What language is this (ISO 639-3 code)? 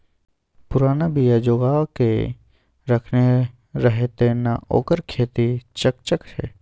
mai